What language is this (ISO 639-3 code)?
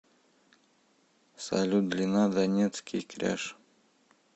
rus